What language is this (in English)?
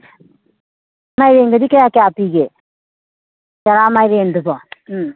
Manipuri